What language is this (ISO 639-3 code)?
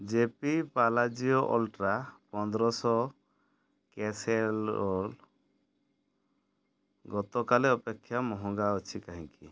ori